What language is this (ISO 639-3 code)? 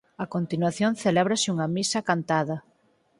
glg